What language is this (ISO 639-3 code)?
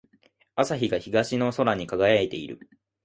jpn